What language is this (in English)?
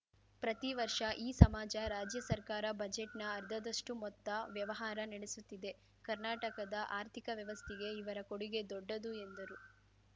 Kannada